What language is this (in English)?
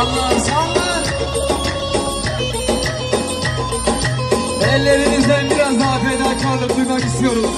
Turkish